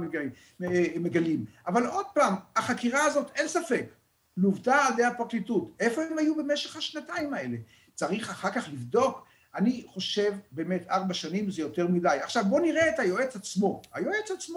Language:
Hebrew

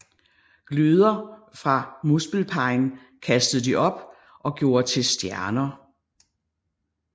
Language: Danish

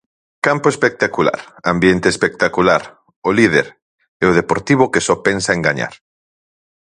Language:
Galician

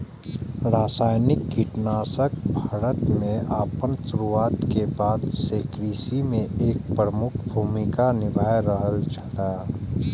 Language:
Maithili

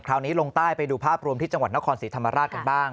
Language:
Thai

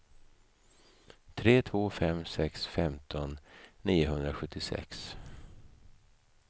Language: Swedish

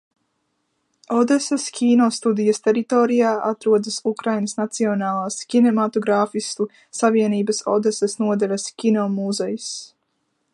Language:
Latvian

